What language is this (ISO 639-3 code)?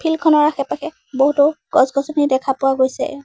asm